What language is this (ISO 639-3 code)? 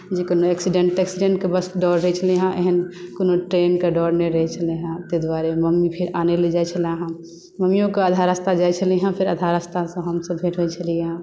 mai